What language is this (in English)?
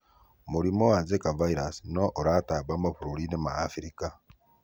Kikuyu